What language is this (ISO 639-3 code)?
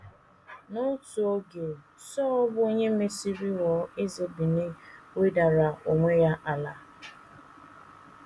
ibo